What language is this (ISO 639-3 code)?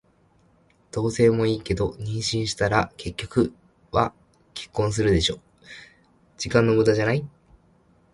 jpn